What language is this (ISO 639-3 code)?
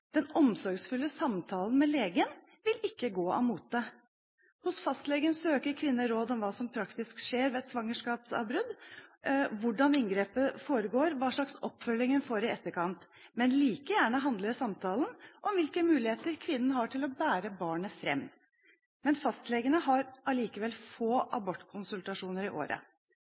nob